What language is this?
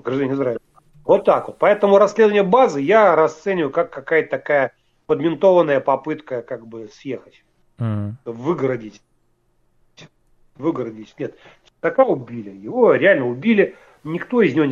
Russian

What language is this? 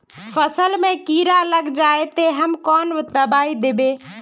Magahi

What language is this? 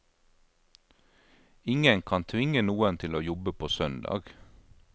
Norwegian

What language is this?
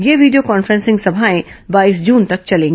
Hindi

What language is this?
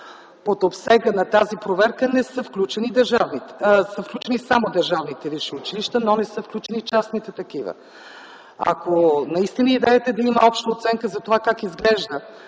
Bulgarian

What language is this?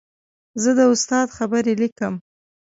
Pashto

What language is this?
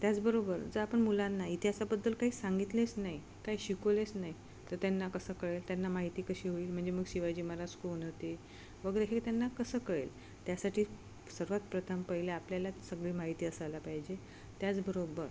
Marathi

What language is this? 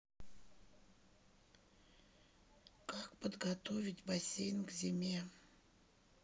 Russian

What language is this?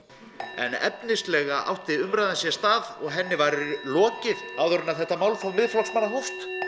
Icelandic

